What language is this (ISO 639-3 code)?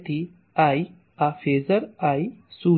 guj